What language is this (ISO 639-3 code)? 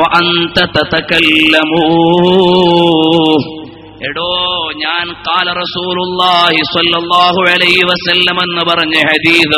ara